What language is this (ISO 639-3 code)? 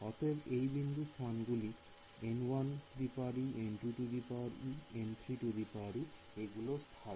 ben